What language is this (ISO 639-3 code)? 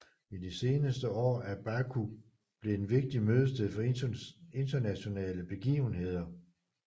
dan